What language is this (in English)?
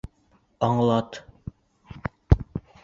Bashkir